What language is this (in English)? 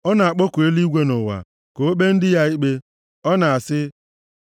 Igbo